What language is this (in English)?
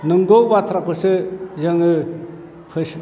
Bodo